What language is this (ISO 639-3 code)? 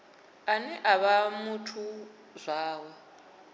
ven